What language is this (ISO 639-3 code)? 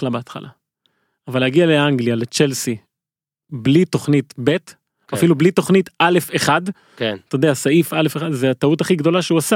heb